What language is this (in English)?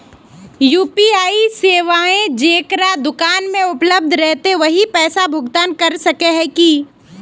Magahi